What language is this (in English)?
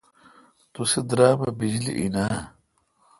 Kalkoti